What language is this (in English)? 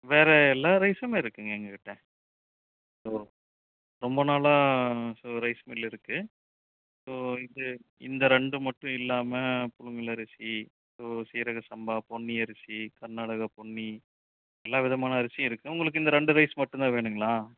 Tamil